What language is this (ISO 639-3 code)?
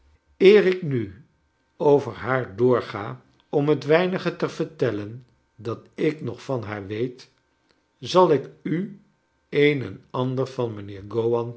nld